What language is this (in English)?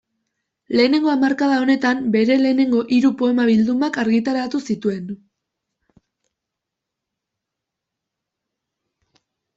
Basque